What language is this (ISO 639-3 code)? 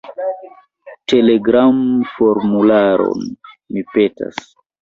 epo